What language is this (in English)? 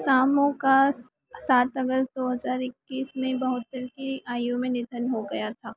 Hindi